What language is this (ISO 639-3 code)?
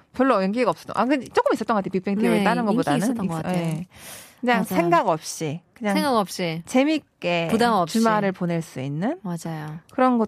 kor